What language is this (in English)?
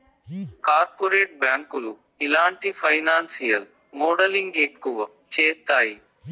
Telugu